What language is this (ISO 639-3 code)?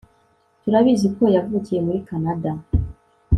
kin